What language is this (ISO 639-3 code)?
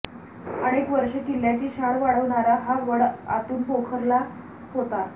mar